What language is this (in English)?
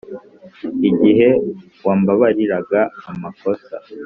Kinyarwanda